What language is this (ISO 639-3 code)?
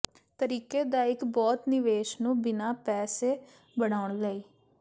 pan